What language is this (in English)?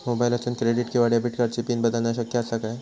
Marathi